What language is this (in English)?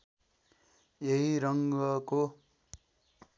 Nepali